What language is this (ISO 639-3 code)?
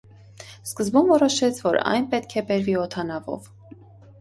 hye